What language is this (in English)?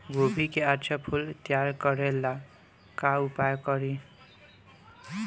Bhojpuri